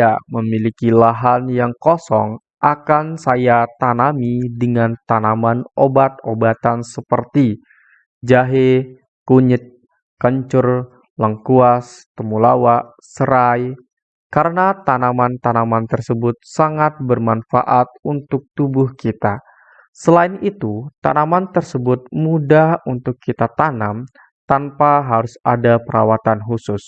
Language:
Indonesian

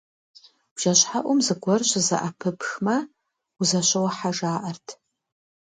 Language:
Kabardian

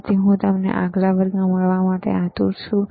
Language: Gujarati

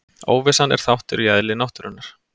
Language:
Icelandic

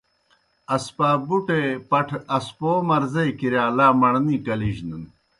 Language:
Kohistani Shina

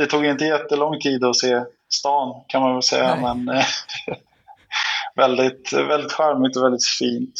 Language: Swedish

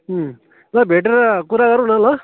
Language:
Nepali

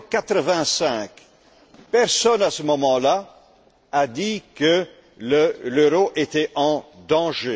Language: French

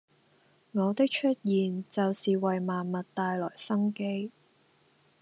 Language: Cantonese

